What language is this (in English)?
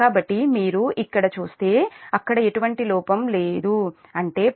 Telugu